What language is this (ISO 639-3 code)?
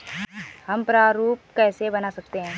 hin